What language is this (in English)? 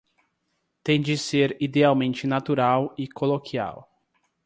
Portuguese